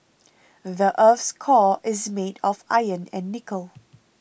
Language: English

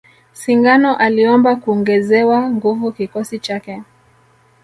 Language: Swahili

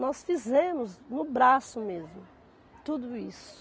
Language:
Portuguese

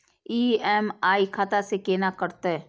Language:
Maithili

